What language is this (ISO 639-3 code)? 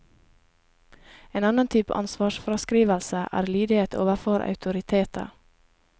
nor